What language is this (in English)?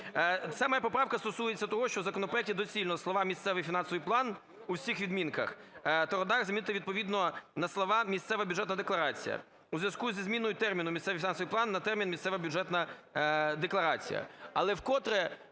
Ukrainian